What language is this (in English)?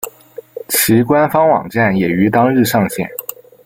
Chinese